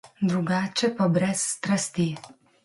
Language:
Slovenian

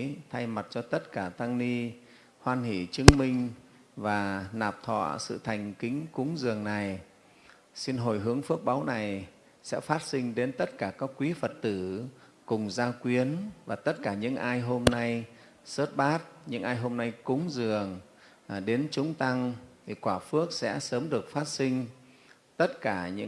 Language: Vietnamese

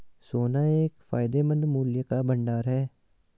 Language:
Hindi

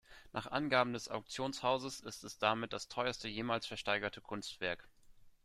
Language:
German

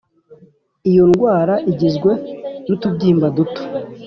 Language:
Kinyarwanda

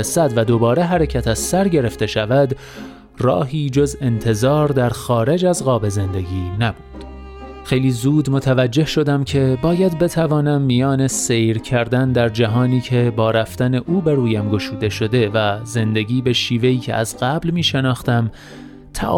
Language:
Persian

